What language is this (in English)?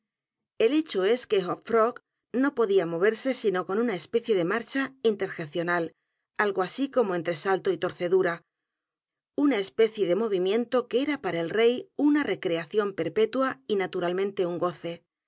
Spanish